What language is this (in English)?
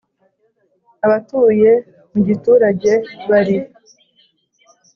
Kinyarwanda